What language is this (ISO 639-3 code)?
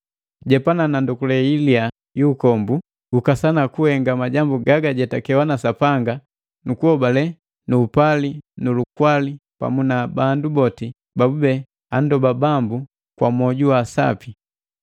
mgv